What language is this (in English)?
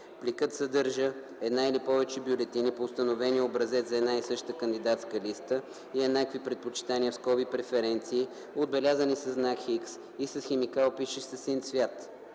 Bulgarian